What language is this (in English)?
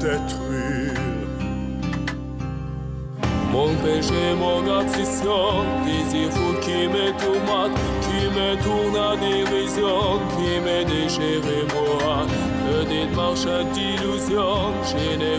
Russian